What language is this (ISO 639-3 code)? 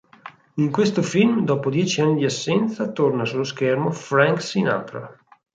ita